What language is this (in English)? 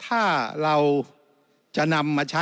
Thai